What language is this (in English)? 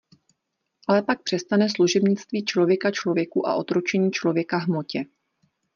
Czech